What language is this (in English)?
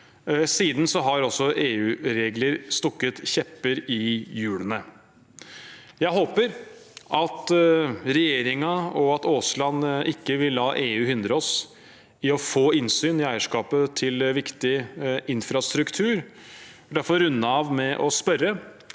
Norwegian